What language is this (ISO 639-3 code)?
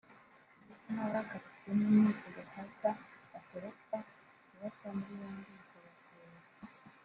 kin